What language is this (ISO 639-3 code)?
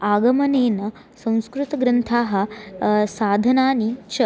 san